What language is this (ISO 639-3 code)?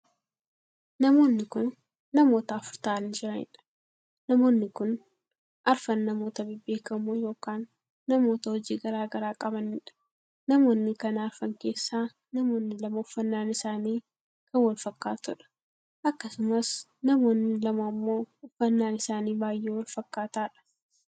orm